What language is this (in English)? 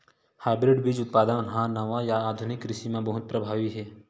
Chhattisgarhi